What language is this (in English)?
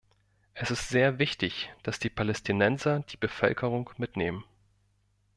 German